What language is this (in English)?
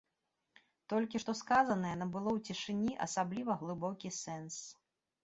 Belarusian